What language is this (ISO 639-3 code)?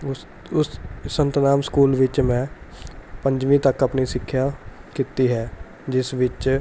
pan